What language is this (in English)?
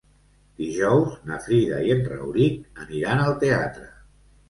Catalan